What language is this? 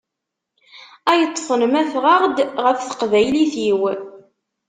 Kabyle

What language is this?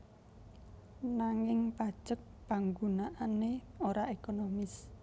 Javanese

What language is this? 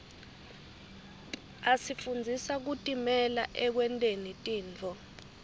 Swati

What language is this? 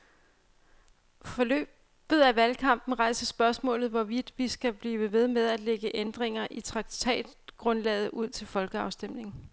Danish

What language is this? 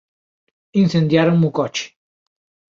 Galician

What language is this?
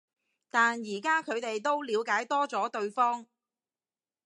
Cantonese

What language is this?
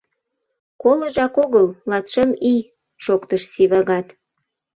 Mari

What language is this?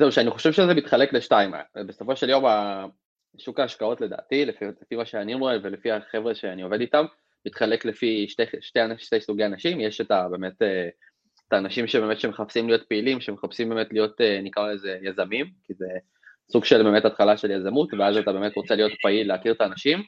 Hebrew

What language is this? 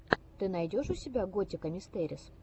Russian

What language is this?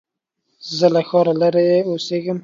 Pashto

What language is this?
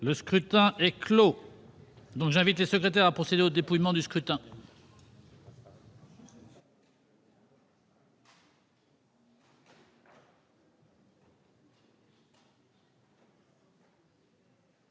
French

